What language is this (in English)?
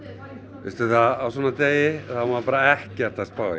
Icelandic